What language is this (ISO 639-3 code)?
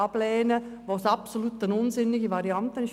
gsw